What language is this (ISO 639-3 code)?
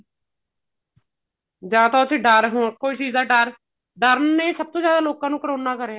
pan